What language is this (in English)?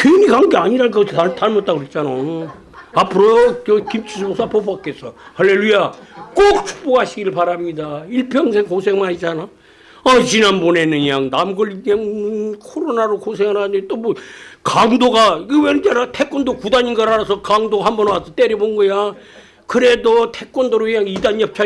Korean